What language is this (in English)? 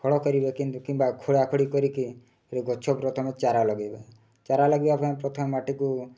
Odia